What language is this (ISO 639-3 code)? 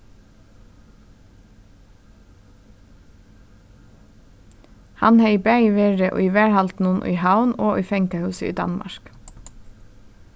fao